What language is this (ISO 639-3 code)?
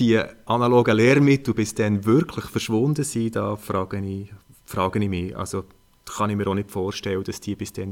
deu